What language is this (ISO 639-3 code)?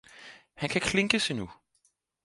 dan